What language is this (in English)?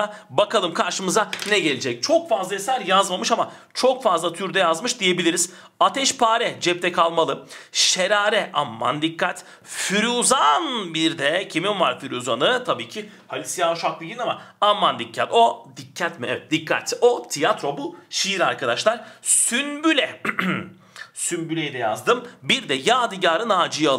Turkish